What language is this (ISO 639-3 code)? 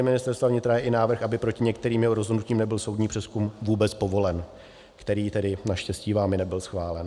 ces